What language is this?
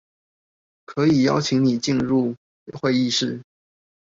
Chinese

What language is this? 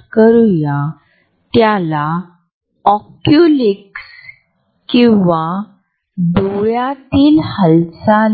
Marathi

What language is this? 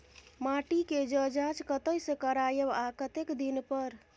Maithili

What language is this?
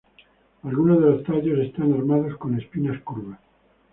Spanish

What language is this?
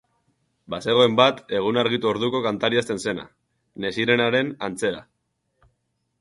Basque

